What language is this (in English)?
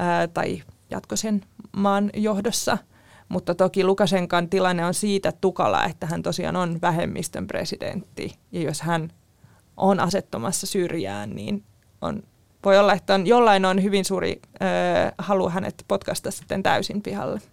Finnish